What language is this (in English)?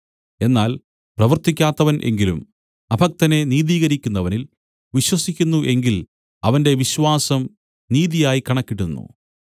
Malayalam